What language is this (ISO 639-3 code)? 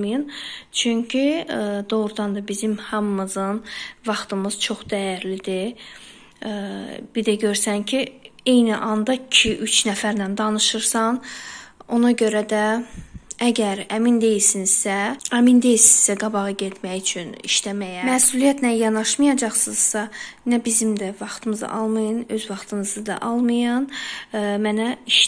tur